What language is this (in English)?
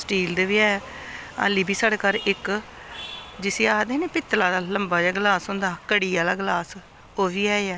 Dogri